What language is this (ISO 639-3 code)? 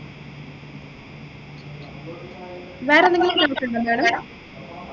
mal